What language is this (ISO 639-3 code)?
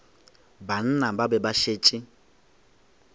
nso